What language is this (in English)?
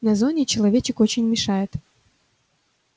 Russian